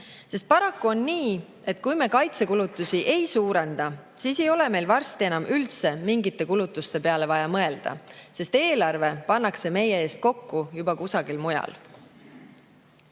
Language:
Estonian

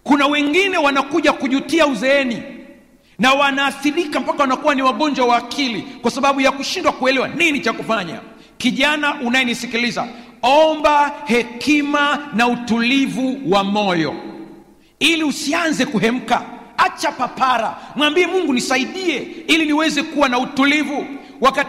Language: Swahili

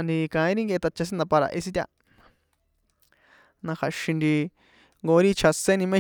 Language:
San Juan Atzingo Popoloca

